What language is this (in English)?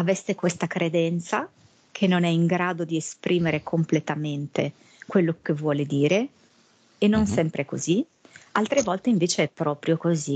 Italian